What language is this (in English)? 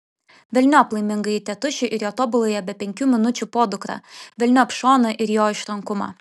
Lithuanian